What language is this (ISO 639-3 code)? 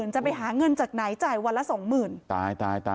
tha